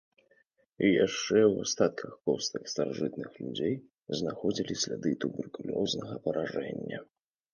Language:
Belarusian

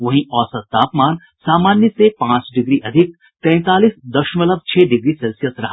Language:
Hindi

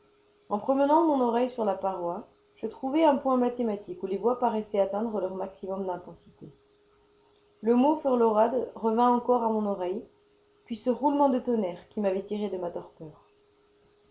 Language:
French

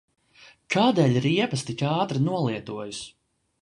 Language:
Latvian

